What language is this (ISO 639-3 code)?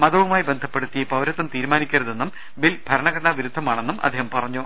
mal